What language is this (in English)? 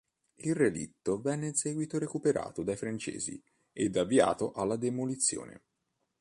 Italian